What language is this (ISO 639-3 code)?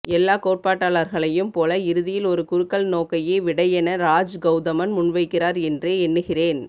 tam